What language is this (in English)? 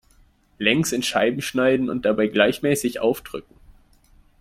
German